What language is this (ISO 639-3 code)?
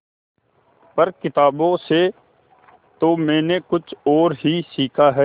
hin